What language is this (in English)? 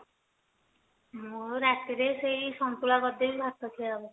Odia